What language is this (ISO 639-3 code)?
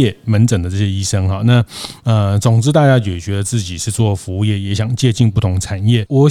zho